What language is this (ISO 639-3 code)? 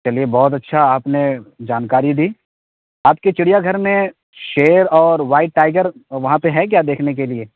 urd